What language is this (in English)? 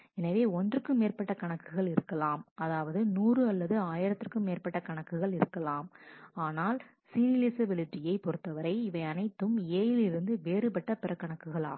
Tamil